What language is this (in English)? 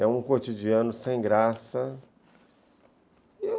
Portuguese